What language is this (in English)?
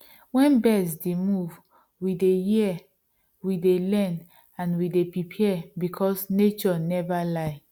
Nigerian Pidgin